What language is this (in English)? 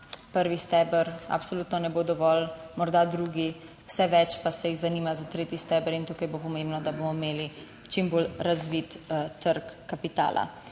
Slovenian